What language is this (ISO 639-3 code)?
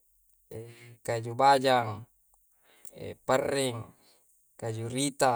kjc